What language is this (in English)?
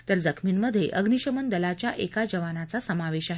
Marathi